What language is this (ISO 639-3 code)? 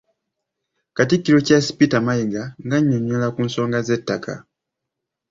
lug